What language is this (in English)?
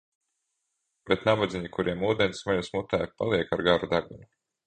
Latvian